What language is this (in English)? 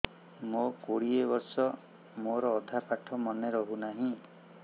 Odia